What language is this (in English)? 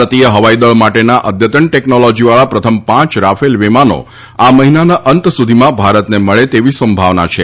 Gujarati